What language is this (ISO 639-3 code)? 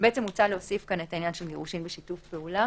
heb